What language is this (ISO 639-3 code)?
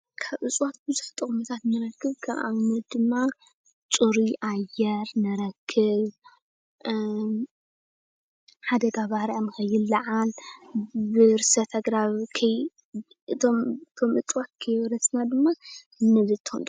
tir